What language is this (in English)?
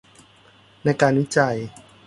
Thai